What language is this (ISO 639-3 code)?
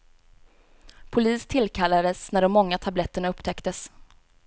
swe